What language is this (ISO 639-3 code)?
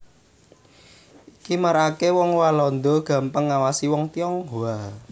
jav